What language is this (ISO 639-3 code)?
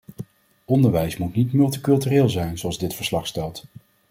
nld